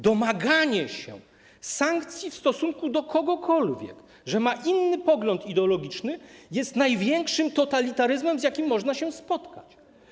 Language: Polish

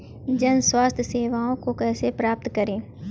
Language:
Hindi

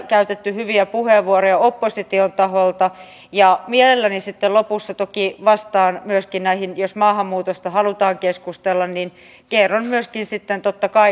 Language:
Finnish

